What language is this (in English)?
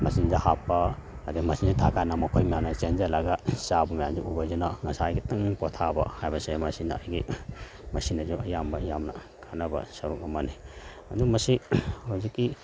Manipuri